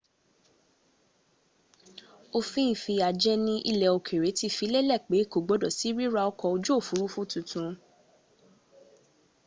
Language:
Yoruba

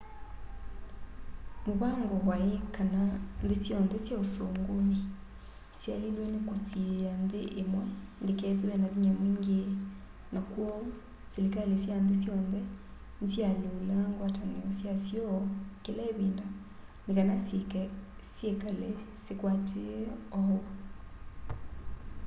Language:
Kamba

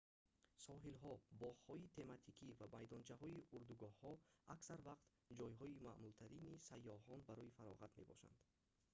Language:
Tajik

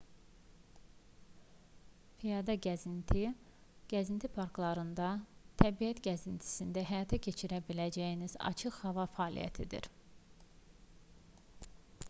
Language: Azerbaijani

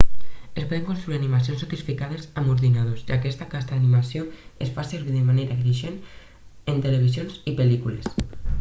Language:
Catalan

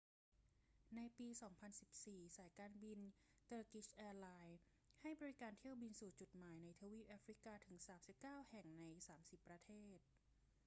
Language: Thai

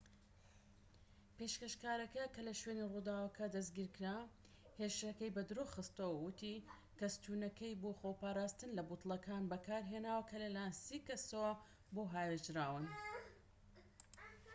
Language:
Central Kurdish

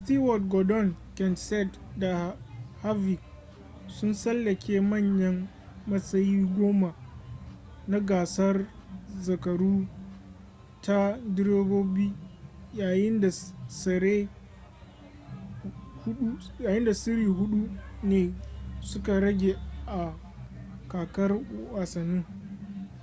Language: Hausa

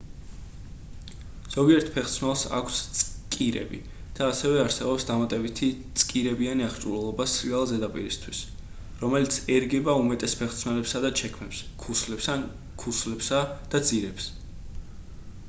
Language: Georgian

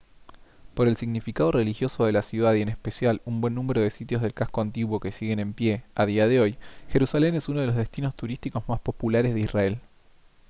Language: Spanish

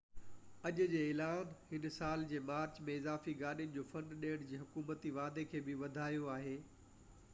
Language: Sindhi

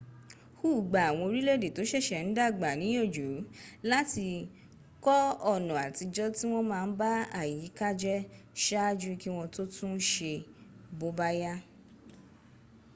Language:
Yoruba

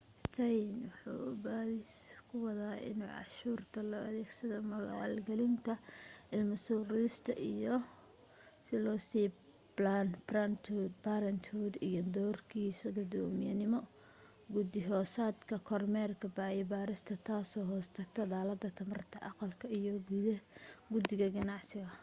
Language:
Somali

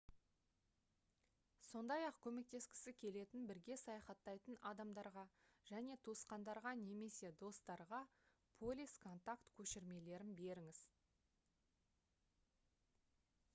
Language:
Kazakh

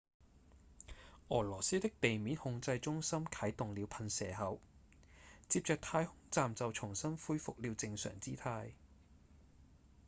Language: Cantonese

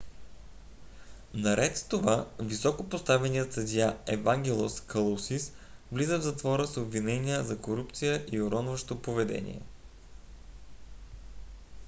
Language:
Bulgarian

